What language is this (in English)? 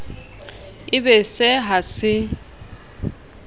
Southern Sotho